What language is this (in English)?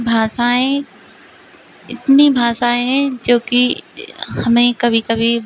Hindi